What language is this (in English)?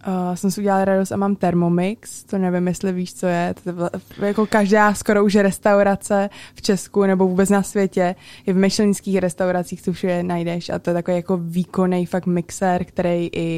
Czech